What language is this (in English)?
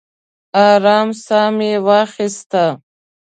Pashto